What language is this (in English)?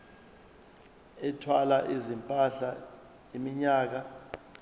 Zulu